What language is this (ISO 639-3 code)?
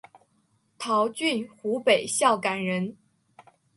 zho